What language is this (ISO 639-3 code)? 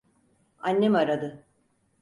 tur